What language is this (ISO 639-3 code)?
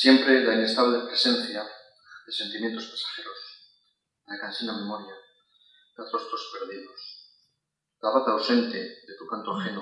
spa